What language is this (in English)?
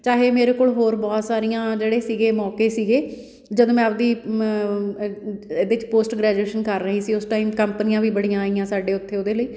Punjabi